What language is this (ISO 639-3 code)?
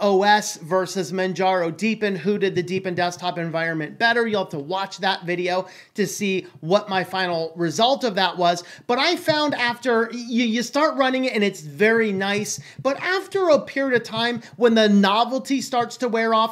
eng